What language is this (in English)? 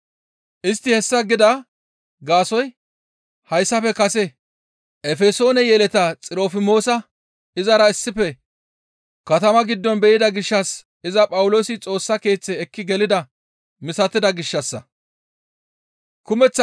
Gamo